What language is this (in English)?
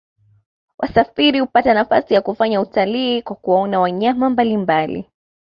Swahili